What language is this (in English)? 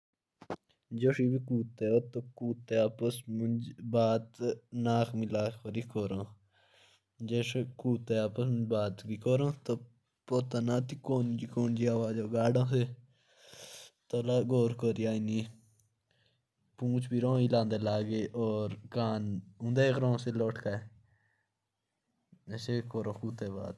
Jaunsari